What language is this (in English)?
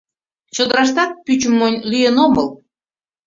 Mari